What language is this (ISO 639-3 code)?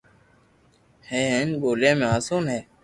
lrk